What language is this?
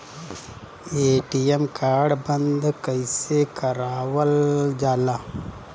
Bhojpuri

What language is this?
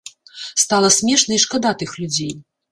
Belarusian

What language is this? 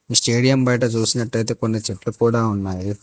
Telugu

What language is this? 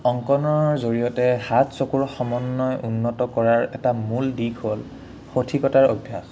Assamese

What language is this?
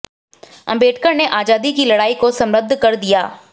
Hindi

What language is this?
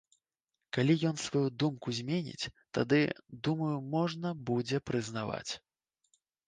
Belarusian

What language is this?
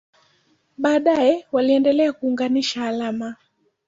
Swahili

